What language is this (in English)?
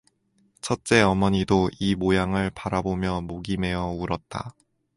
Korean